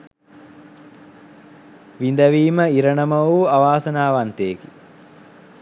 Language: Sinhala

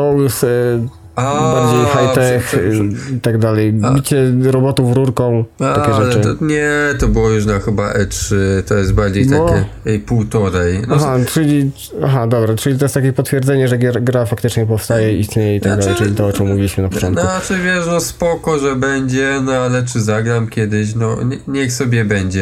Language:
Polish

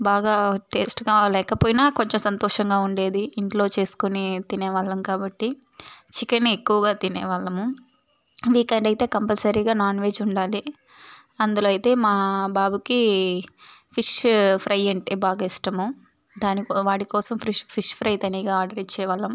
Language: Telugu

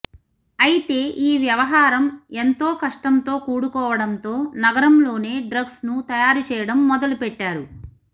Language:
Telugu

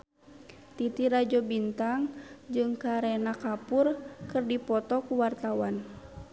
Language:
Sundanese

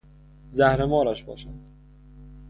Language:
Persian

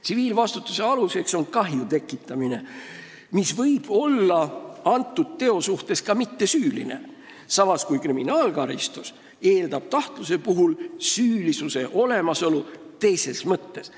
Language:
Estonian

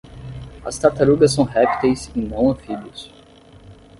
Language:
Portuguese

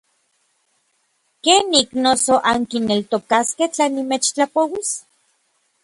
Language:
Orizaba Nahuatl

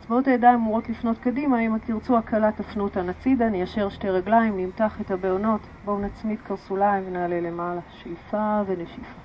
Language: Hebrew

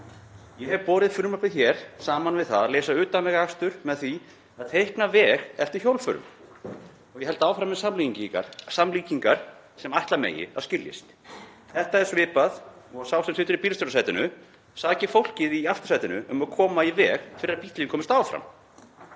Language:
Icelandic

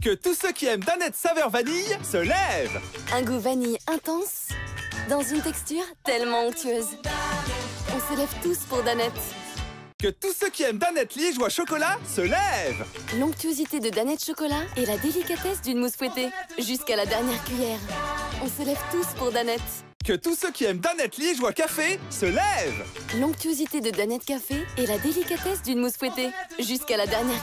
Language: French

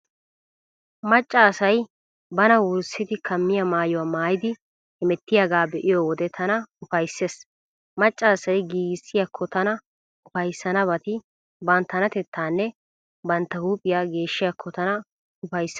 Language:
Wolaytta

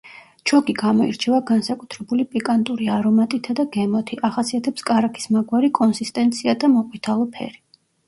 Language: Georgian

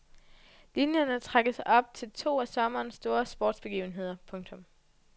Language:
Danish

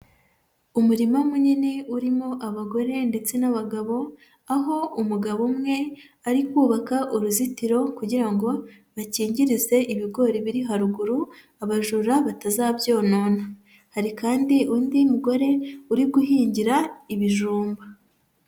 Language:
Kinyarwanda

